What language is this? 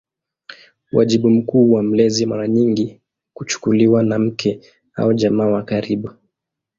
Swahili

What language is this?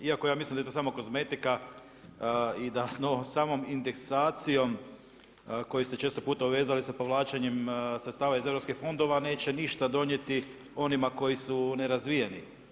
Croatian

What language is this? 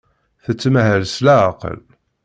Kabyle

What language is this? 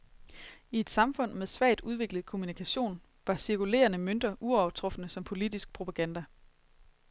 Danish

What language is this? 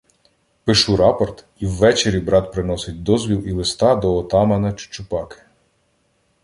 Ukrainian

